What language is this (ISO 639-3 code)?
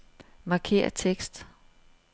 dan